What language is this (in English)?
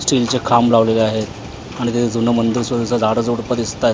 Marathi